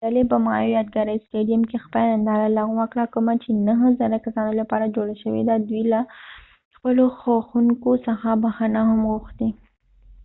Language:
Pashto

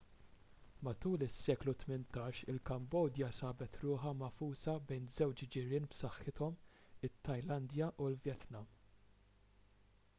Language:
Maltese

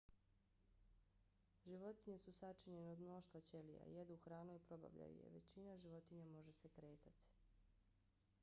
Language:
Bosnian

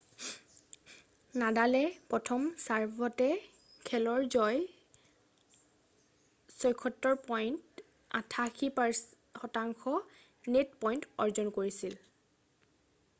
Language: Assamese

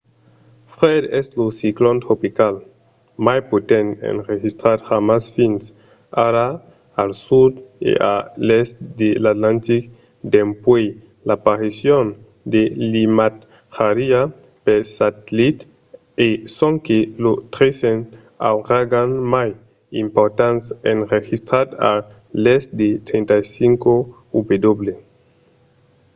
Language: Occitan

